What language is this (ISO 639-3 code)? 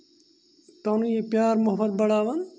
kas